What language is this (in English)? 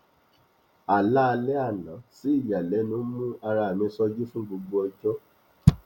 Yoruba